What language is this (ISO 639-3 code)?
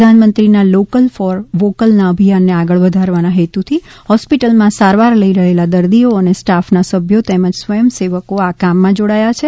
guj